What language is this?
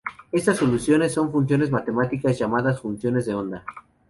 Spanish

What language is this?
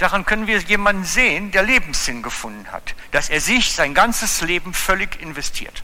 German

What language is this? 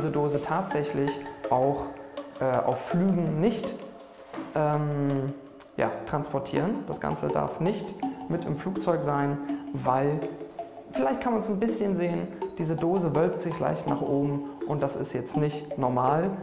German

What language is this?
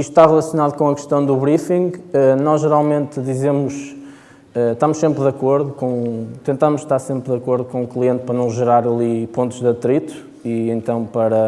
Portuguese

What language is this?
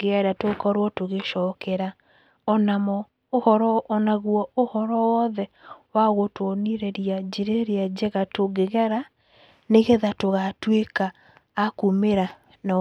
Kikuyu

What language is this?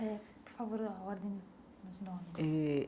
Portuguese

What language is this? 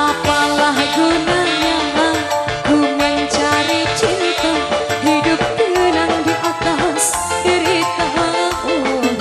Indonesian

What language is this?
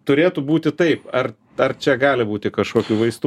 Lithuanian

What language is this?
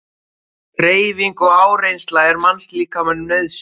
Icelandic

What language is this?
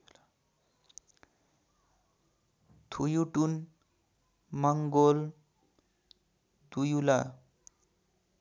Nepali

